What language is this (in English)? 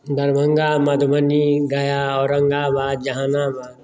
Maithili